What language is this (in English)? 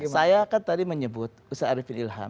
Indonesian